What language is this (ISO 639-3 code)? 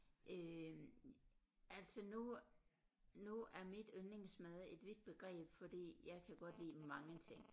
dan